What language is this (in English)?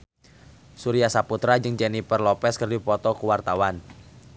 Sundanese